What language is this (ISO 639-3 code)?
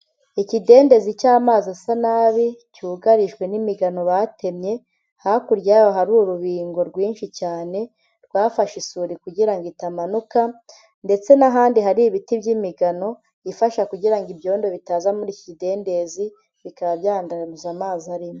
kin